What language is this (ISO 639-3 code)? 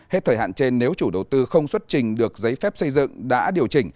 vie